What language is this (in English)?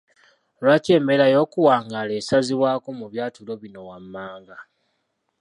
Ganda